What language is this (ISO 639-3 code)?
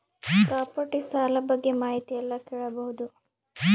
kan